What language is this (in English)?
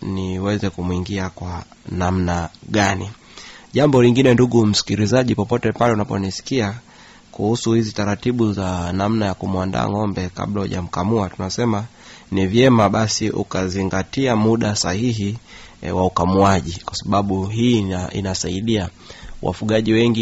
Swahili